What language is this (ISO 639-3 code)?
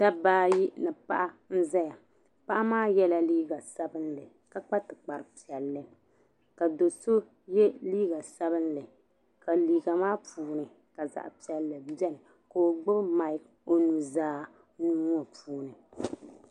dag